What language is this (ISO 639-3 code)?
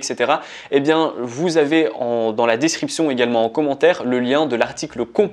fra